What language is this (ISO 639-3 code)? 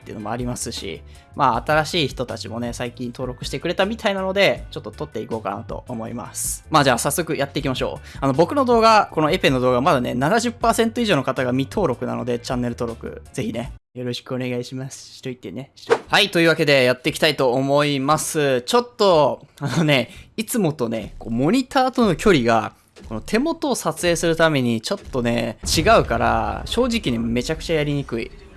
jpn